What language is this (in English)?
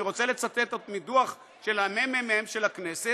Hebrew